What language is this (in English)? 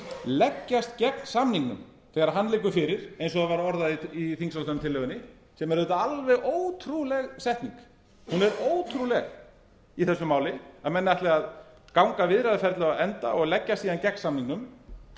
Icelandic